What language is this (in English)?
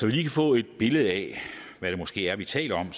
Danish